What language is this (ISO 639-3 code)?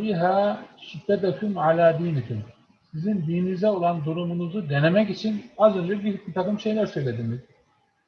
tur